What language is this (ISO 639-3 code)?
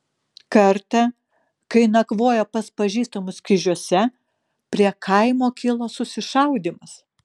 lit